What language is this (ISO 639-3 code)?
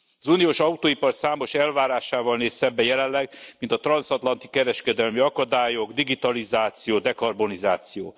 hun